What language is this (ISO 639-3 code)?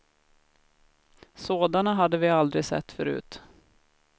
swe